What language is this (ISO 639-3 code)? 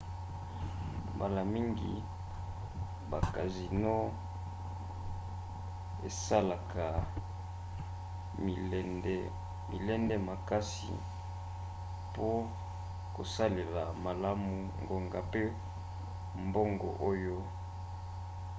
lin